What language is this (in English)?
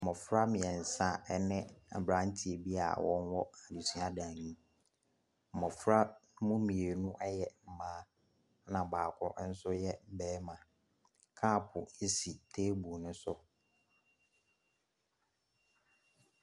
Akan